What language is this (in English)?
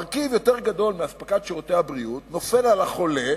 Hebrew